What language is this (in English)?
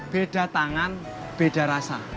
Indonesian